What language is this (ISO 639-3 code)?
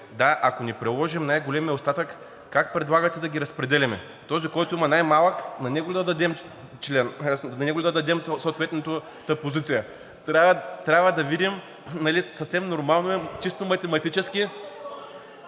bul